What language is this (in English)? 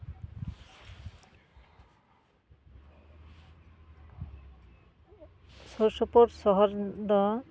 Santali